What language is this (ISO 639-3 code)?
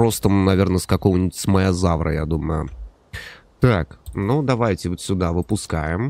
rus